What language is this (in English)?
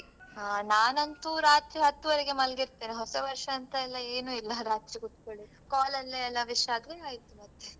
Kannada